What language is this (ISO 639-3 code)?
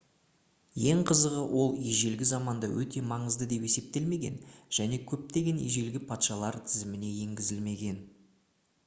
kaz